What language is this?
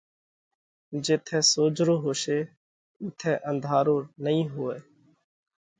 Parkari Koli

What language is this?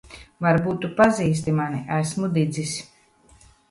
Latvian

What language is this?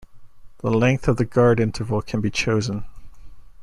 English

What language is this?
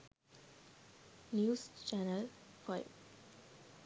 Sinhala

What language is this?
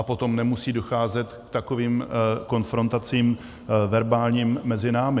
Czech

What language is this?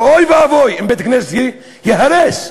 Hebrew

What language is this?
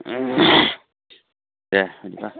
Bodo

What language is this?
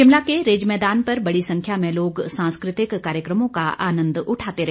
Hindi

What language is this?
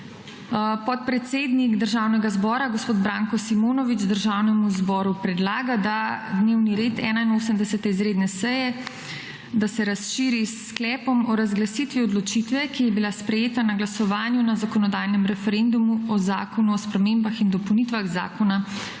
Slovenian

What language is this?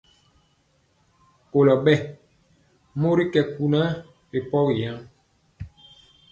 Mpiemo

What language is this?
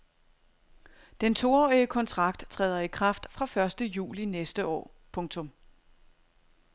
Danish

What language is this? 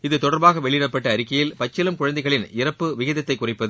Tamil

